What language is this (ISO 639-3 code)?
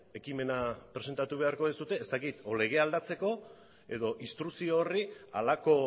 eus